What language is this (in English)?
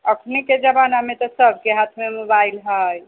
Maithili